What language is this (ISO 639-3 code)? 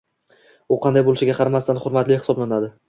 uzb